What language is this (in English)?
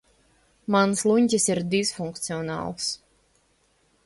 Latvian